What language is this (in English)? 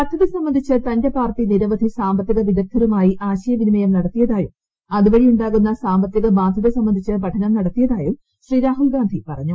Malayalam